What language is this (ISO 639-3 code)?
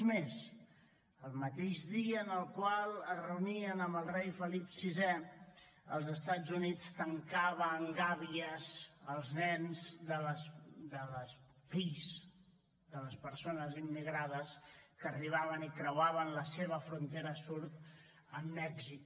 cat